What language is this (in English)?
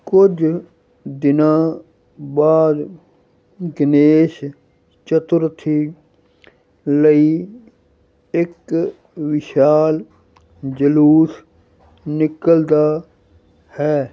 Punjabi